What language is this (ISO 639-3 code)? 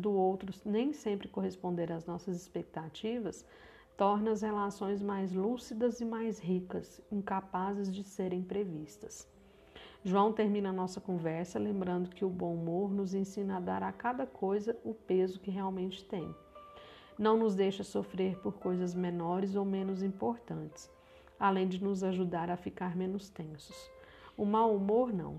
por